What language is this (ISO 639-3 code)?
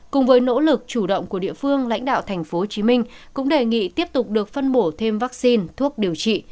vie